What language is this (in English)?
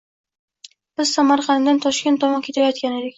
Uzbek